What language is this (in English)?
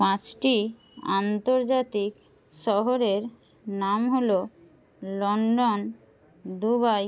Bangla